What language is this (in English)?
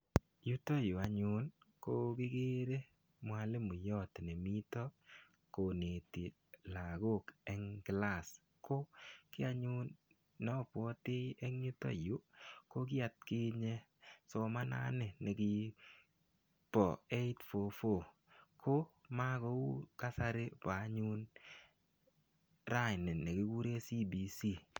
Kalenjin